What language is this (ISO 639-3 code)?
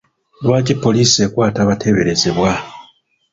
lug